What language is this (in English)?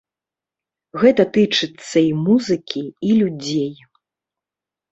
Belarusian